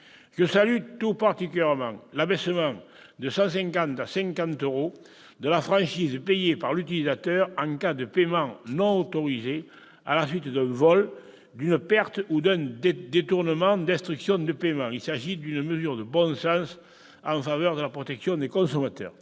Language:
French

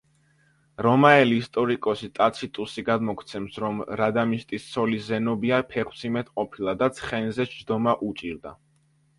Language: Georgian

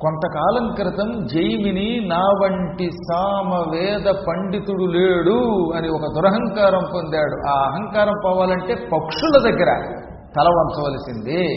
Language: Telugu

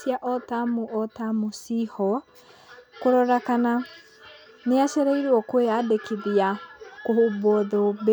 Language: Kikuyu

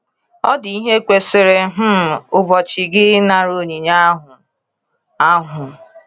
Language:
Igbo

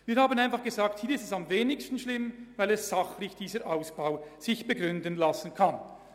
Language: Swiss German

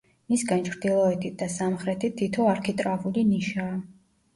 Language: Georgian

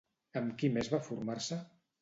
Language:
Catalan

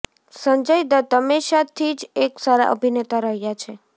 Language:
Gujarati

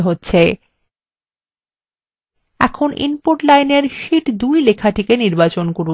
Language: Bangla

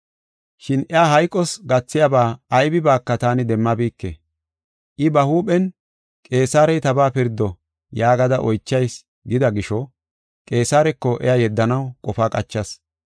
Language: Gofa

